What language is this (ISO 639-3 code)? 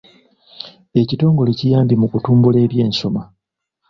lug